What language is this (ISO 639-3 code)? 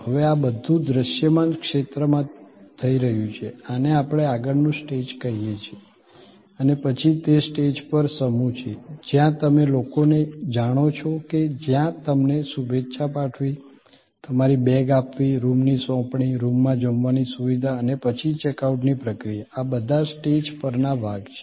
guj